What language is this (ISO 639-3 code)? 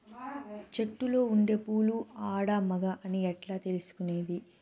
tel